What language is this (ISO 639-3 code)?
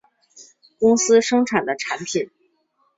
zho